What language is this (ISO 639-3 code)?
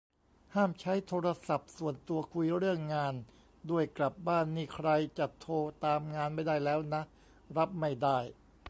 tha